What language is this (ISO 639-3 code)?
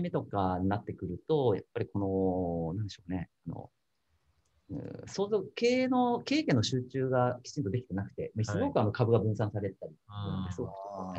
jpn